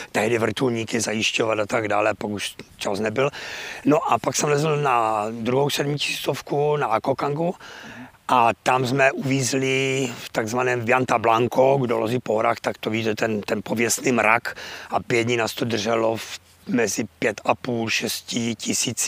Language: Czech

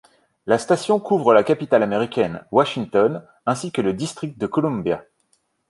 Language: French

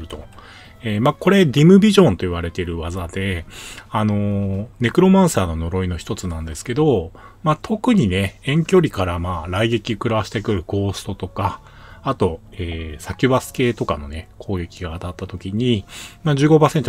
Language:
Japanese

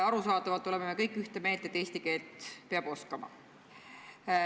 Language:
Estonian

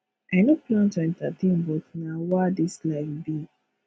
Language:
Nigerian Pidgin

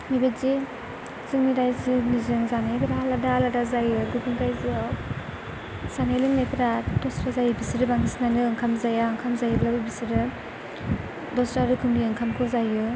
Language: Bodo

